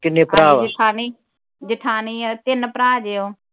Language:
Punjabi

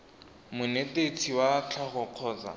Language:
Tswana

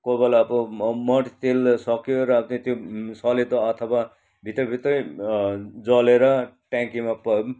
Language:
Nepali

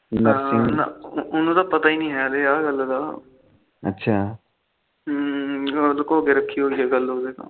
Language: Punjabi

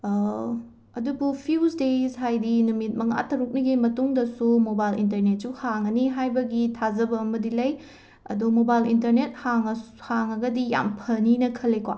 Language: Manipuri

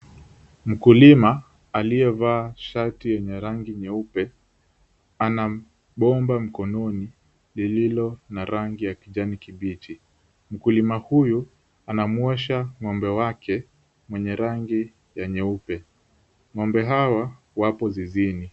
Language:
Swahili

